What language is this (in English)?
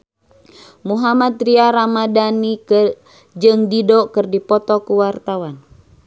Sundanese